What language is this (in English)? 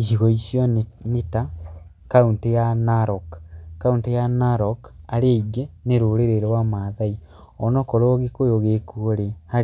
Kikuyu